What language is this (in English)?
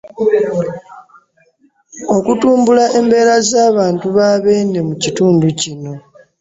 Ganda